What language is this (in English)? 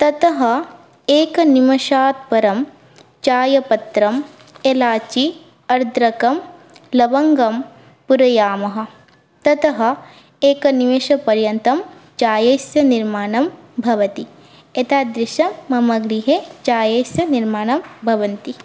Sanskrit